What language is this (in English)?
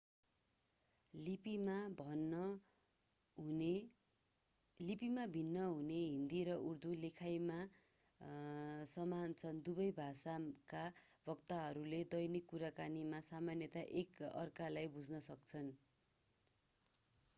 Nepali